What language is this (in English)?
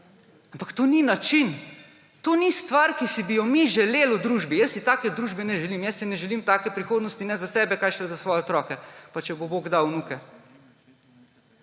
Slovenian